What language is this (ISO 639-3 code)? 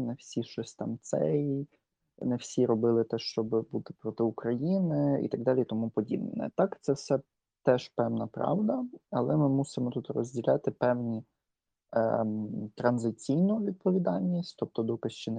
ukr